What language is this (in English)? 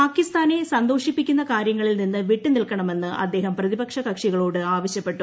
Malayalam